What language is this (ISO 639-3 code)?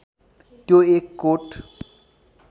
nep